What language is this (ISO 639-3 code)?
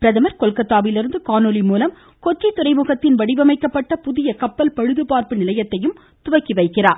tam